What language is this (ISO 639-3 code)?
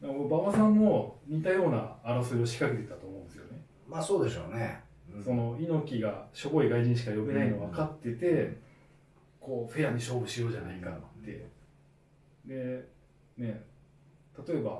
jpn